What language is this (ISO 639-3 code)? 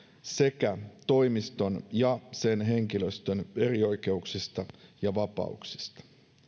fin